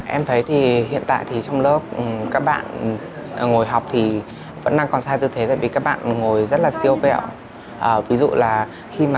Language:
Vietnamese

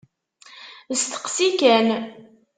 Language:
Kabyle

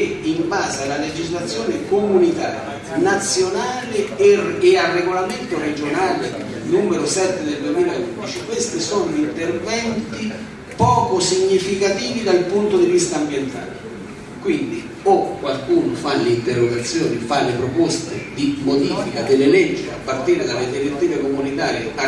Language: Italian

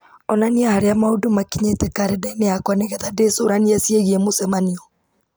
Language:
Kikuyu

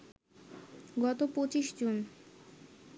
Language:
Bangla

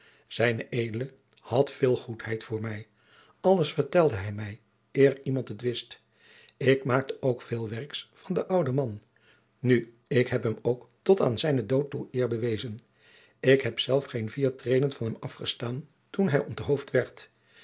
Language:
Dutch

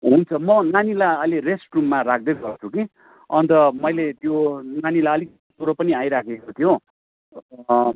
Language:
Nepali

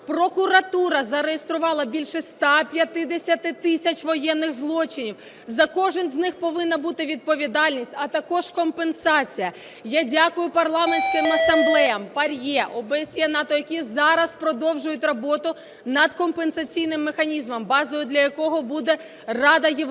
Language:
Ukrainian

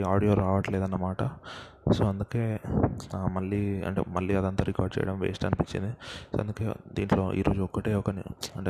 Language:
Telugu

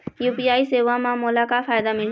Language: Chhattisgarhi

